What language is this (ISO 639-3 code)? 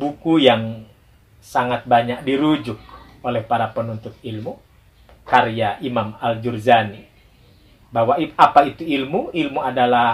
ind